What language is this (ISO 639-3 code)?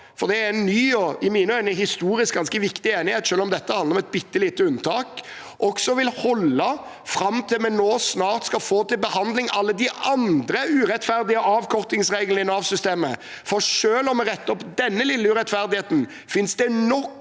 nor